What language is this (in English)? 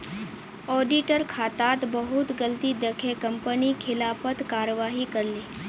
Magahi